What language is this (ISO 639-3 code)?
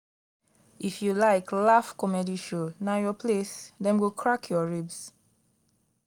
pcm